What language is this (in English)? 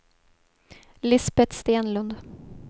Swedish